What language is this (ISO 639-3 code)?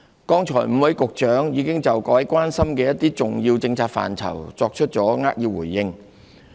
yue